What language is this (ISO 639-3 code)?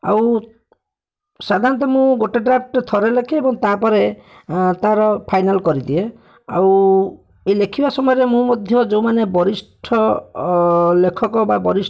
ori